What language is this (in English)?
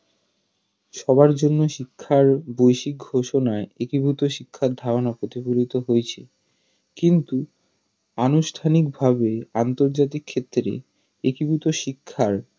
Bangla